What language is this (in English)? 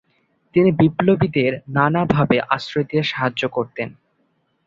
Bangla